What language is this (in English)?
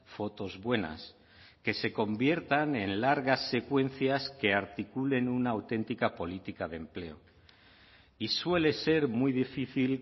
Spanish